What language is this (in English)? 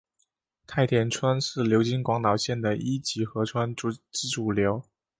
Chinese